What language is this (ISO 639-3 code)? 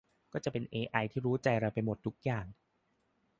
tha